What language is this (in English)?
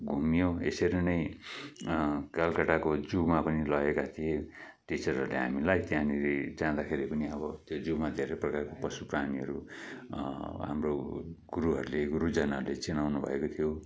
Nepali